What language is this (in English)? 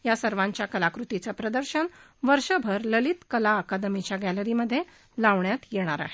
Marathi